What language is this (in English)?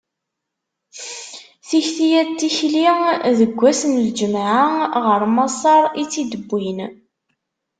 Kabyle